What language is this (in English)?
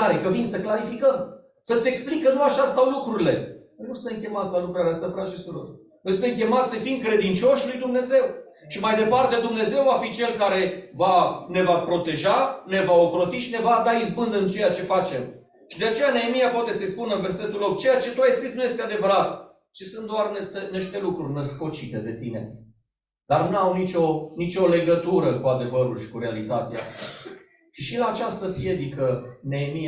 Romanian